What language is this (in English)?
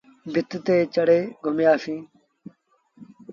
Sindhi Bhil